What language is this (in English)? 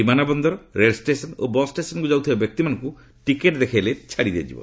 Odia